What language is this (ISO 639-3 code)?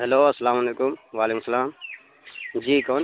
urd